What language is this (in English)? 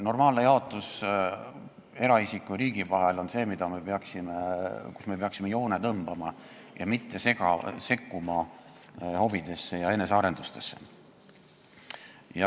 Estonian